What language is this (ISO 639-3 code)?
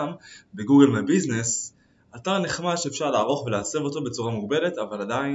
heb